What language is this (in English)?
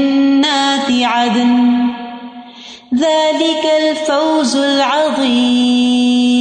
Urdu